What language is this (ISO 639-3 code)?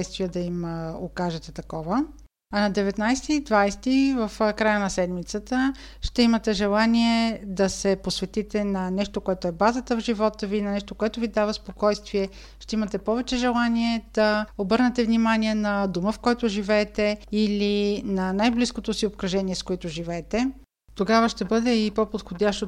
bul